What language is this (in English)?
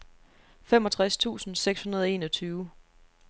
Danish